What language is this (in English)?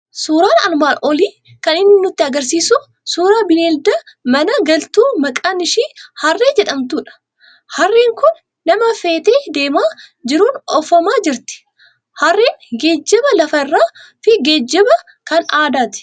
Oromo